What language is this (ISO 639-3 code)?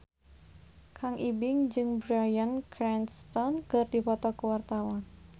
sun